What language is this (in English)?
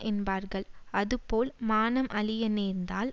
Tamil